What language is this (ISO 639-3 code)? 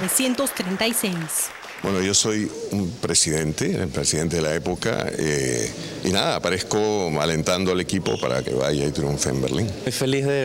spa